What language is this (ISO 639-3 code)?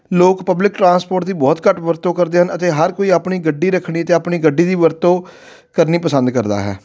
pan